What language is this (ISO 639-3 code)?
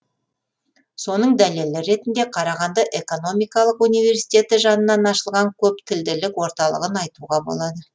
kaz